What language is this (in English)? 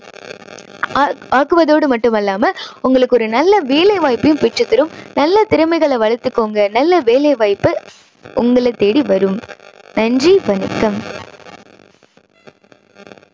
Tamil